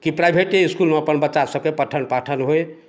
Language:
Maithili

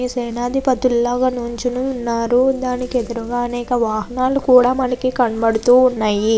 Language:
Telugu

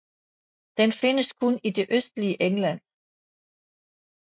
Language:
Danish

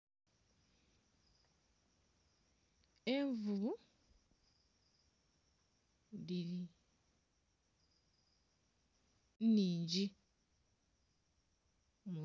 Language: Soga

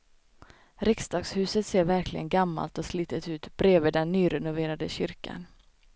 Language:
Swedish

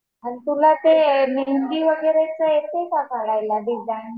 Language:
Marathi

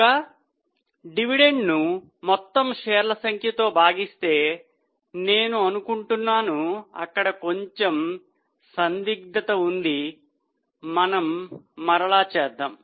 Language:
Telugu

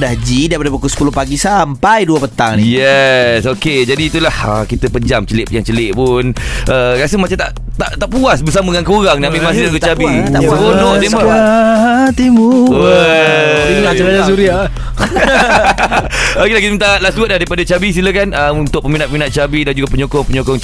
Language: Malay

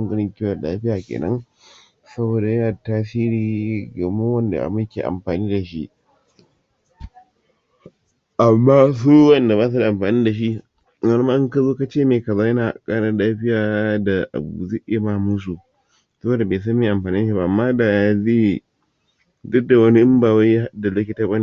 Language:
Hausa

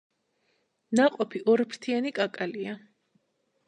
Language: Georgian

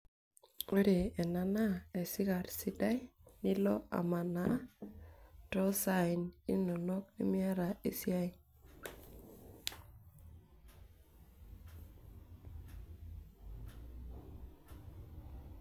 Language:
Masai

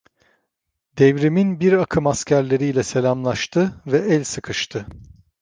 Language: Turkish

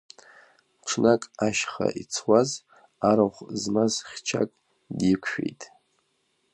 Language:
Abkhazian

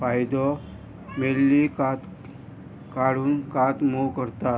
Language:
Konkani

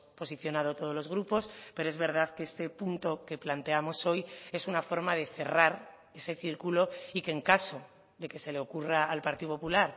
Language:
Spanish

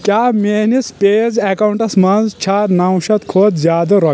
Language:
Kashmiri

